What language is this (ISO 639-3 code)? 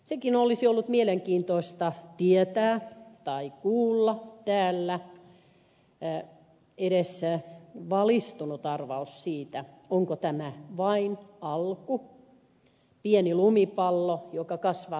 fin